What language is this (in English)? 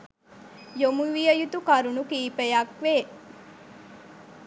Sinhala